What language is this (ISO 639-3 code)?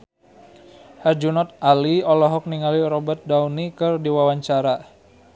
sun